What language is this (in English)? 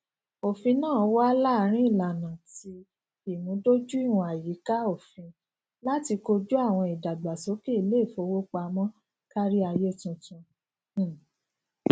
Yoruba